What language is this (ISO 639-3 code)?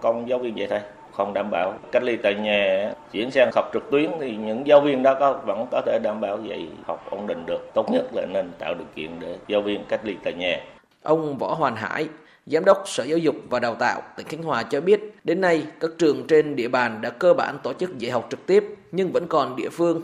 vie